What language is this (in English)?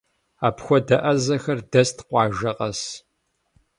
Kabardian